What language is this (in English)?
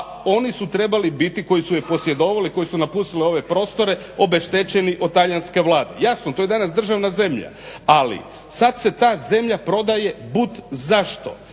Croatian